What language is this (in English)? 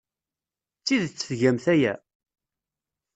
Kabyle